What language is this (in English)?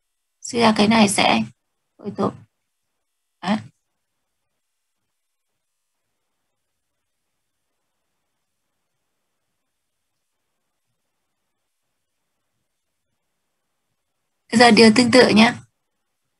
Vietnamese